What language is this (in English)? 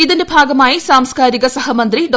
Malayalam